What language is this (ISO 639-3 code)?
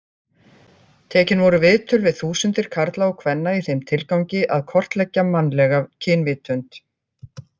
isl